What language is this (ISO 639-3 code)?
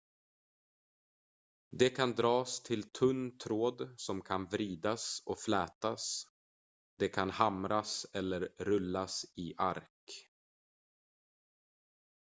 swe